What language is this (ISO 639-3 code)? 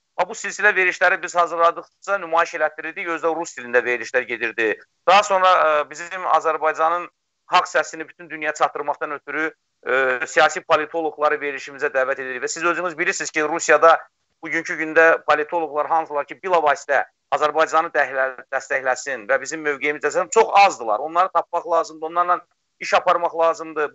tur